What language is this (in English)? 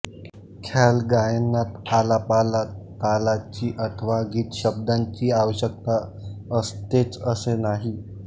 Marathi